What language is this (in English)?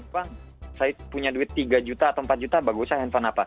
Indonesian